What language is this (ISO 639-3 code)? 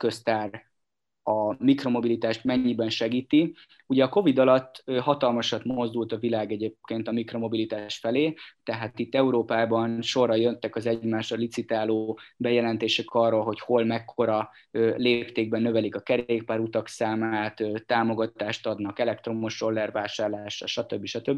hun